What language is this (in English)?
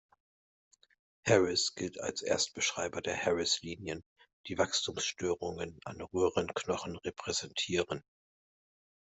German